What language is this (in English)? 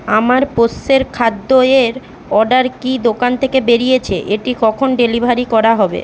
Bangla